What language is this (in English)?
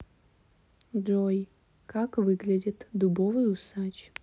Russian